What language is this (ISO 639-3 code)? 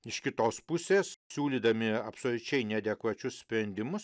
lit